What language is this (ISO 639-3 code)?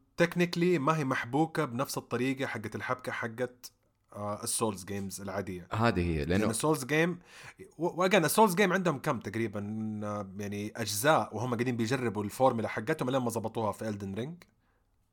ara